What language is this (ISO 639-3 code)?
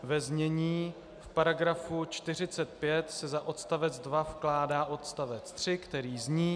ces